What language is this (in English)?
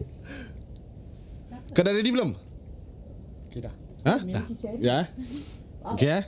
Malay